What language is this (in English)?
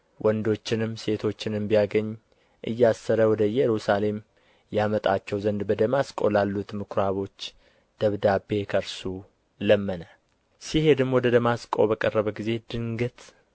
Amharic